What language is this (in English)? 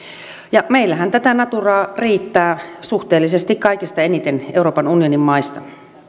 Finnish